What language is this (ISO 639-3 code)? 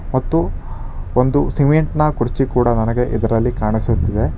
kan